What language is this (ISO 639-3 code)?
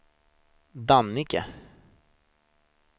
swe